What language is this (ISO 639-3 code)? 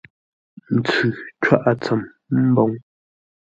nla